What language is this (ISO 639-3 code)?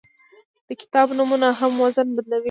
pus